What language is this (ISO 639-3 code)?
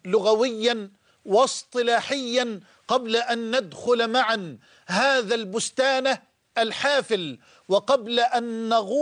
ara